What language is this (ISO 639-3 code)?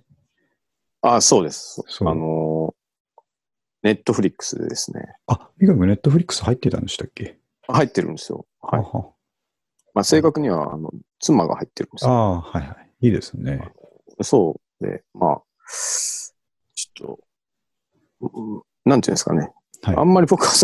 jpn